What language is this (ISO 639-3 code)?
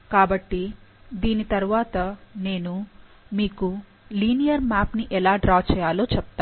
tel